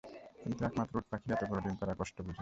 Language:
Bangla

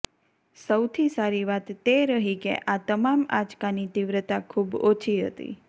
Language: Gujarati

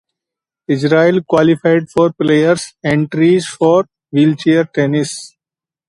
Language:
English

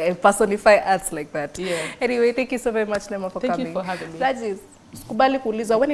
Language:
English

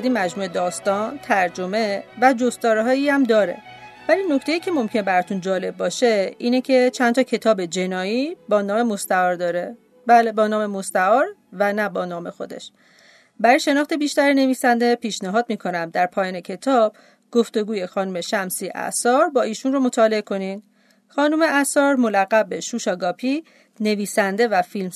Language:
Persian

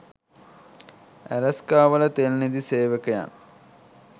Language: Sinhala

